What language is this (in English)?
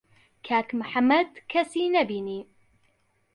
Central Kurdish